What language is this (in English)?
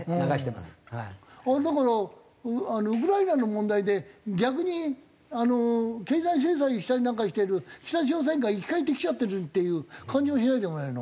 Japanese